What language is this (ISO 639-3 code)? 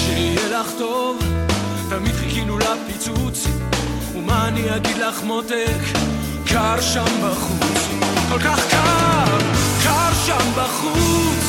heb